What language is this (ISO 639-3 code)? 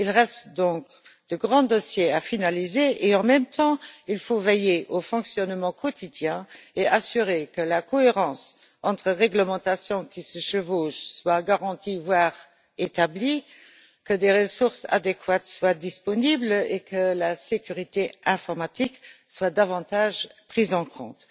fra